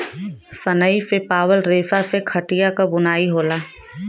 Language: Bhojpuri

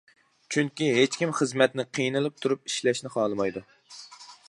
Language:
Uyghur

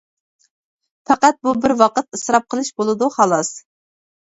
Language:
Uyghur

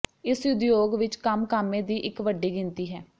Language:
Punjabi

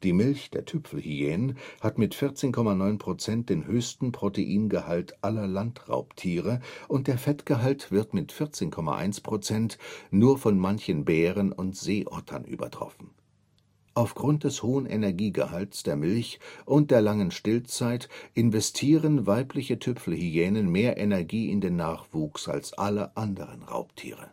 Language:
German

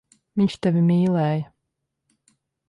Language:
Latvian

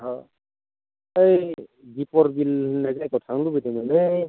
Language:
Bodo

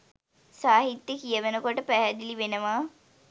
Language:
Sinhala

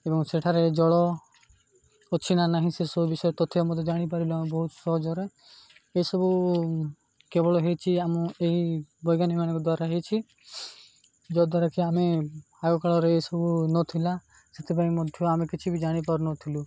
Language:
Odia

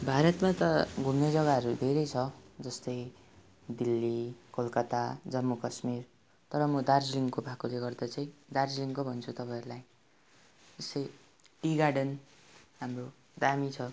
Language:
Nepali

